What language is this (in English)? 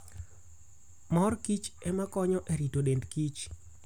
Luo (Kenya and Tanzania)